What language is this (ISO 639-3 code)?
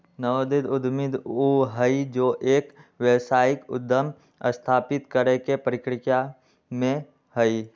mag